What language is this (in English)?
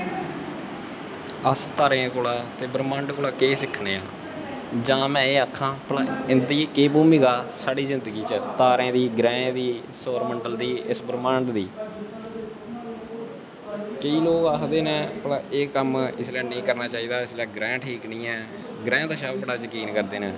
Dogri